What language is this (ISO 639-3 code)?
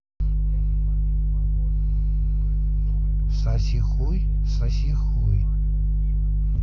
rus